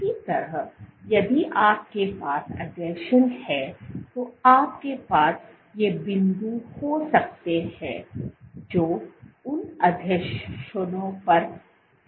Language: Hindi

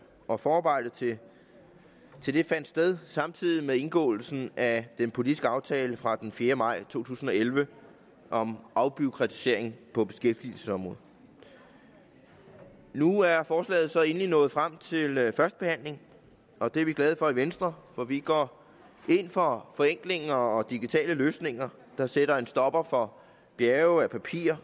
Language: Danish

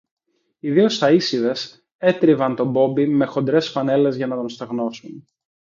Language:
Greek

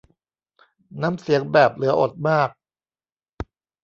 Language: Thai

